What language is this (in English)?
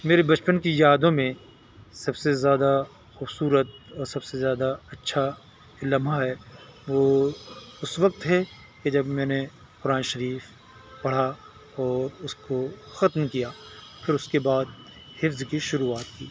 Urdu